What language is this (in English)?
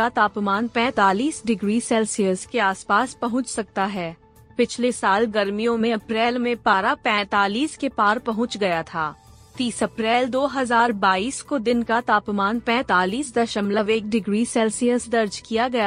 Hindi